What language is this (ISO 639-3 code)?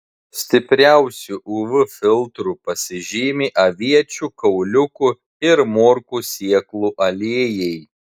lit